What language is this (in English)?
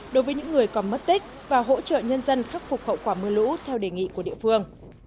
Vietnamese